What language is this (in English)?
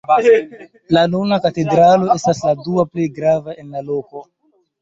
Esperanto